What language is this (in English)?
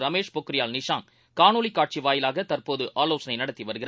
Tamil